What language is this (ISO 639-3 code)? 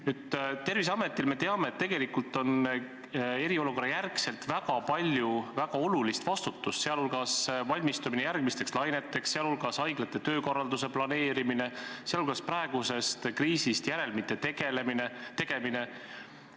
est